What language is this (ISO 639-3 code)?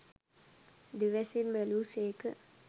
sin